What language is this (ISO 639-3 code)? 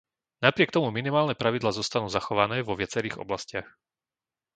slk